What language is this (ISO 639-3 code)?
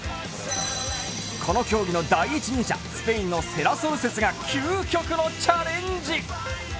jpn